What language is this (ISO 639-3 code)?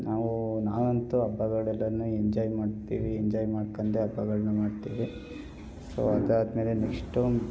kan